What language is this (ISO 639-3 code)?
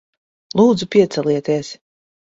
lav